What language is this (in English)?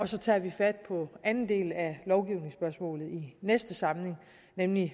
Danish